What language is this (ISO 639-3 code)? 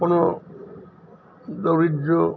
asm